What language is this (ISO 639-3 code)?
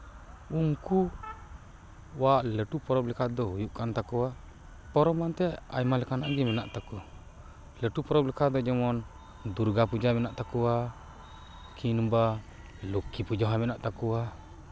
sat